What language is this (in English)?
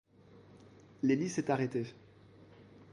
French